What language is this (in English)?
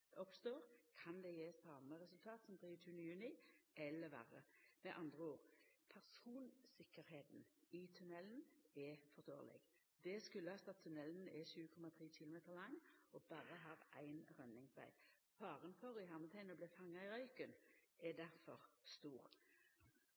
Norwegian Nynorsk